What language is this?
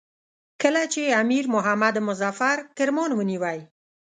Pashto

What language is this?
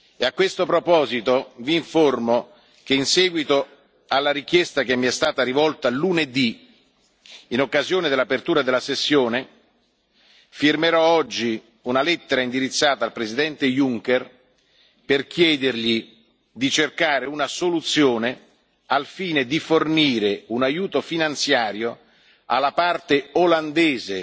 Italian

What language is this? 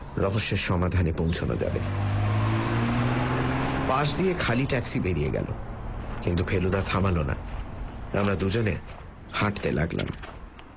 Bangla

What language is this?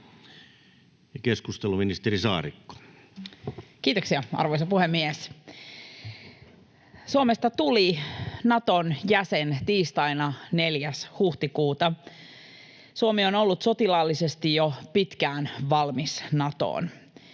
Finnish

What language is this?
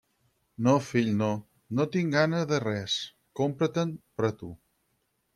Catalan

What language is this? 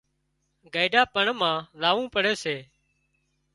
Wadiyara Koli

